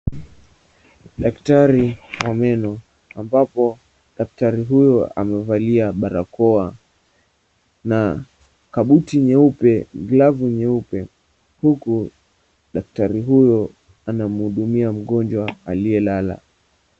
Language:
Swahili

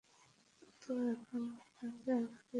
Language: Bangla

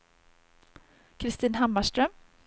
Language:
Swedish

